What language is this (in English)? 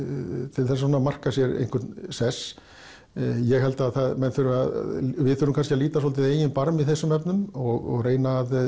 Icelandic